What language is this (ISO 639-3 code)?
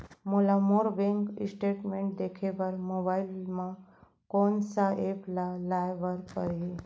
hne